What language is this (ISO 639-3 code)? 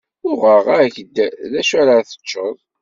kab